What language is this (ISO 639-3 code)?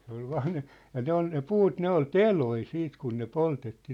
fin